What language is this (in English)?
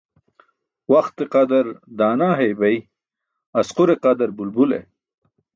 Burushaski